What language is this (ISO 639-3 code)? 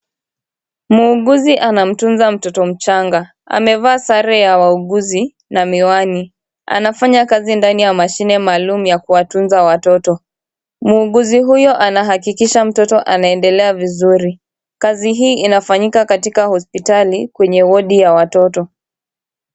swa